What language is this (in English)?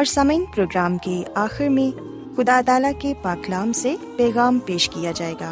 Urdu